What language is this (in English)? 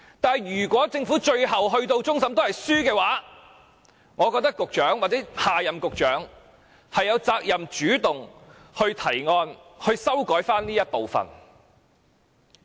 Cantonese